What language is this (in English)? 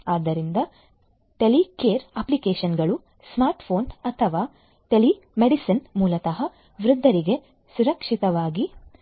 Kannada